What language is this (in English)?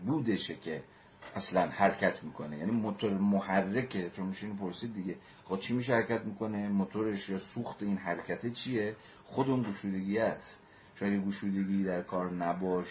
Persian